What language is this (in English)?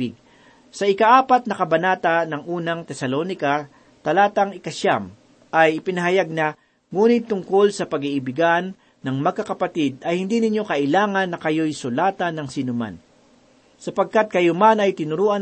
Filipino